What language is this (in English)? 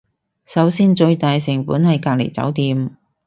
Cantonese